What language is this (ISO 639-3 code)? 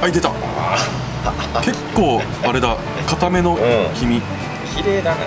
jpn